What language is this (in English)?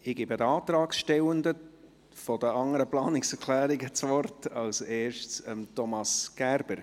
Swiss German